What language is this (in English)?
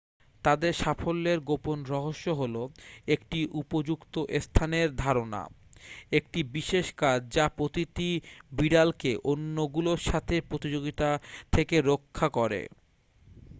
Bangla